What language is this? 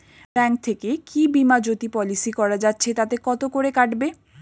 Bangla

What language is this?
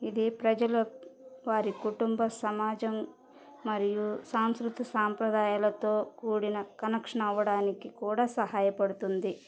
Telugu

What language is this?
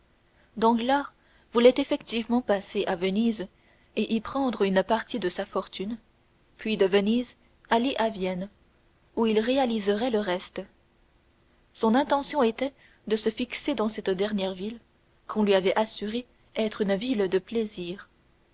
French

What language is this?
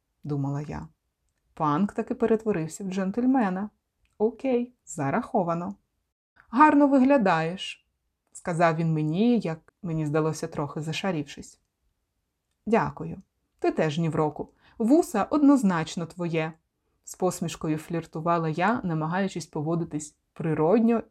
Ukrainian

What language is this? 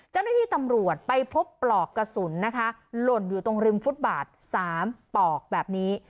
Thai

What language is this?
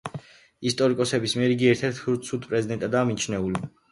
Georgian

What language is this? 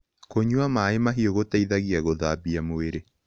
Kikuyu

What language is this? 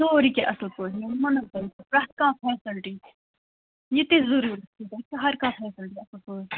Kashmiri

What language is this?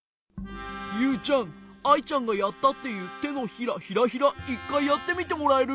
Japanese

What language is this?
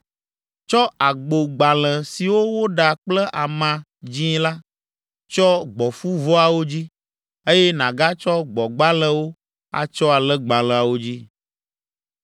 Ewe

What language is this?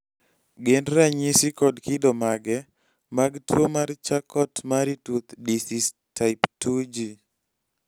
Luo (Kenya and Tanzania)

